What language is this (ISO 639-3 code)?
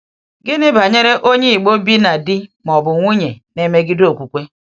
ibo